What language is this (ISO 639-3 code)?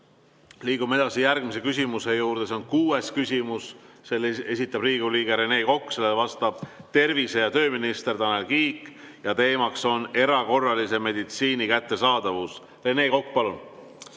est